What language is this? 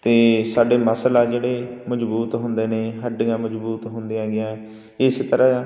Punjabi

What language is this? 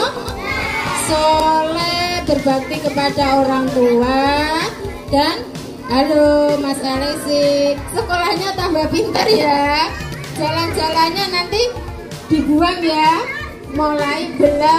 Indonesian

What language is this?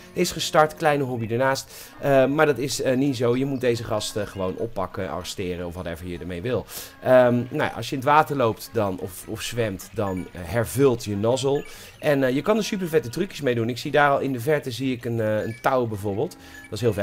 Dutch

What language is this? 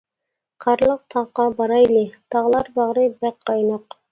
Uyghur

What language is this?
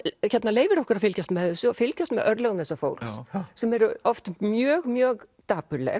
Icelandic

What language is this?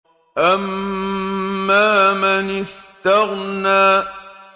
Arabic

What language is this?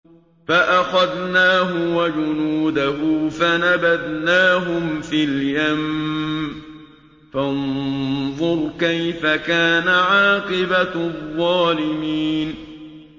Arabic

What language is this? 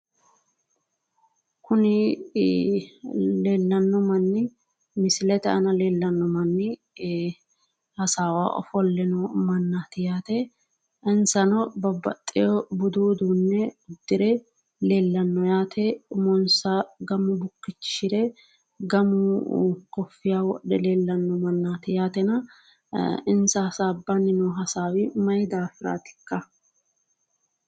Sidamo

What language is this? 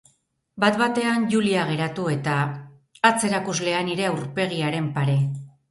Basque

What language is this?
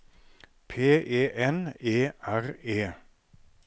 Norwegian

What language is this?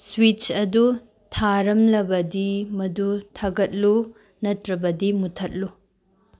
Manipuri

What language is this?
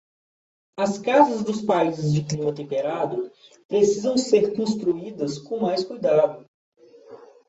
Portuguese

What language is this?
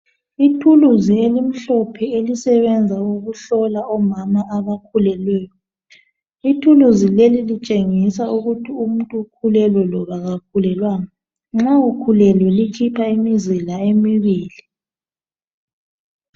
North Ndebele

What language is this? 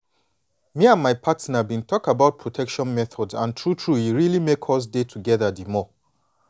Nigerian Pidgin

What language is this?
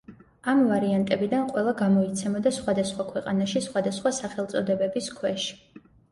Georgian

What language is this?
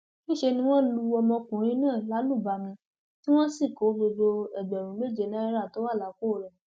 Yoruba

